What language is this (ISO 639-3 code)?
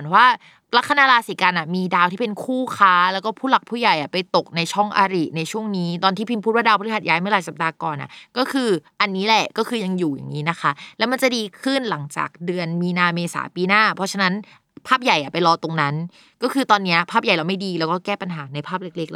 tha